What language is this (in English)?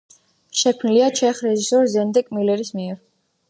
Georgian